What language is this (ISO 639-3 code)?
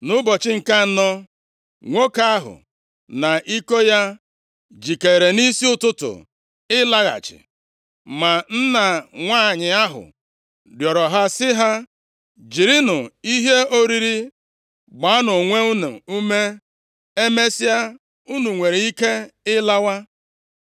ibo